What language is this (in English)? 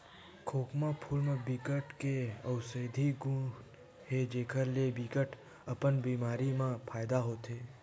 Chhattisgarhi